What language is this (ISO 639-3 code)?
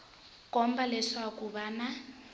tso